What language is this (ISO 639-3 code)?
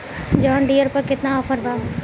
bho